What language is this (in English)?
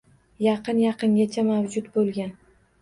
Uzbek